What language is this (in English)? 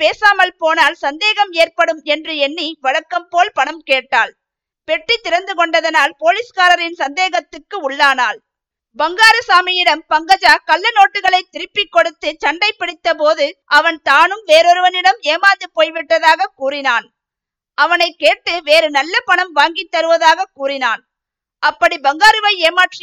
Tamil